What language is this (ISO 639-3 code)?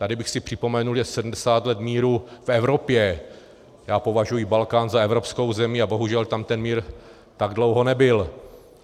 ces